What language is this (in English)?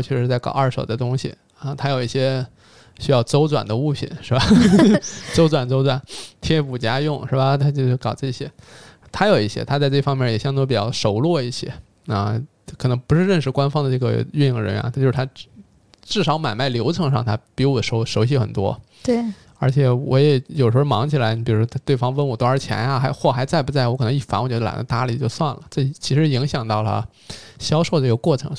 Chinese